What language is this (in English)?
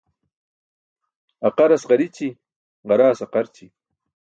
Burushaski